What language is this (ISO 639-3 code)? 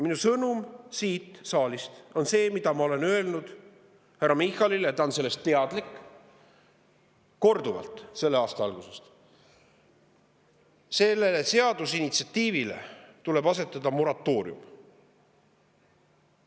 est